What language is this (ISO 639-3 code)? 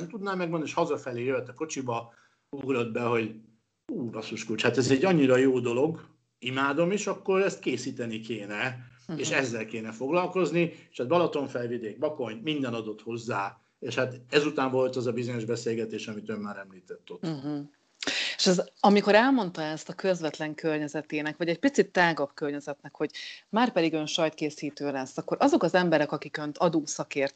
hun